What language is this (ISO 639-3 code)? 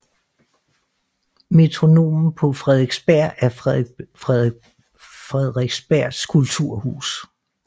dan